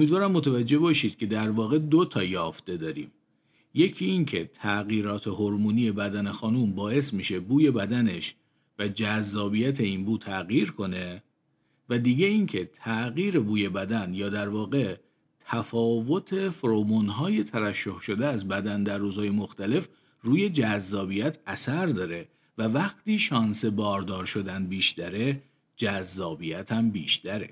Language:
Persian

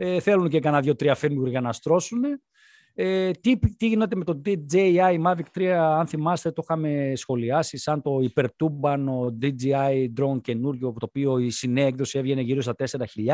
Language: Greek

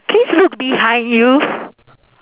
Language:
English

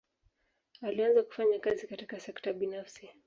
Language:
Swahili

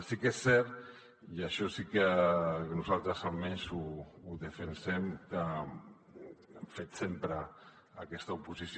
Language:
Catalan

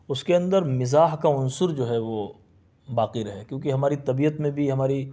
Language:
Urdu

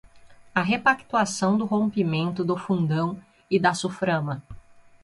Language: Portuguese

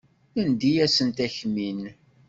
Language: Kabyle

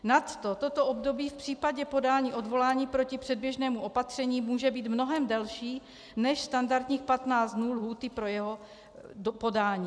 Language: Czech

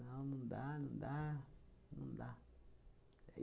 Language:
Portuguese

